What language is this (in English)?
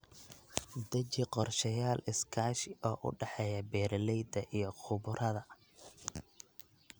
Somali